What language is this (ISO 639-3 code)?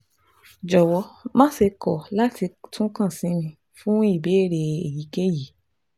yor